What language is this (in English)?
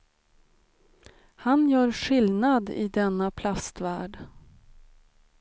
Swedish